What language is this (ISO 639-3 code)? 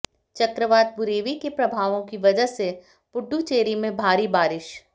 hin